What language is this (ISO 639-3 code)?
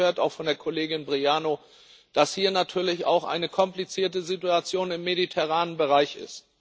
deu